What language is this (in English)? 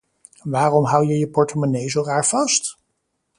Dutch